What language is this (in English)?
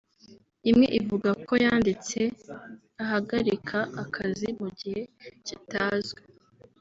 Kinyarwanda